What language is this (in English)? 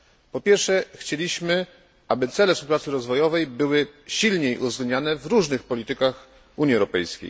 Polish